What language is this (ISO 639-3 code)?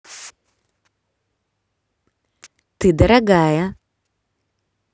rus